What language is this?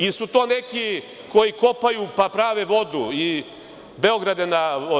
Serbian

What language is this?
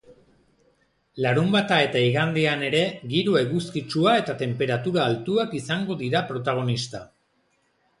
Basque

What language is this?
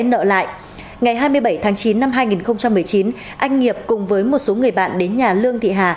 Vietnamese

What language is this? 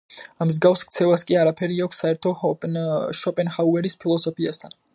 Georgian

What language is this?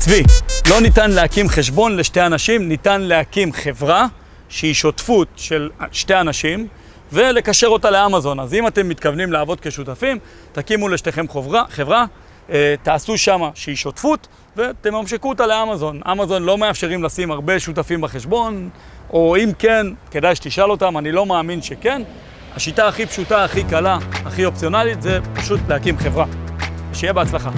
Hebrew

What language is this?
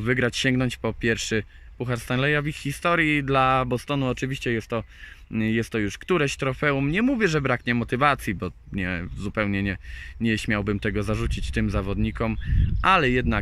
Polish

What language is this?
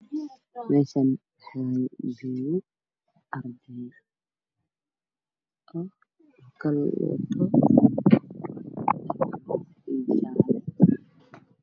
Somali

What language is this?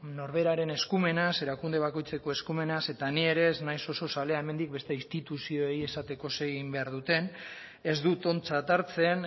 Basque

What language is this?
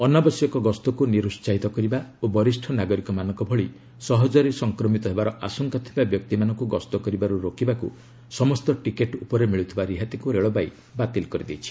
Odia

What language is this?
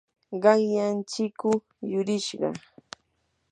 Yanahuanca Pasco Quechua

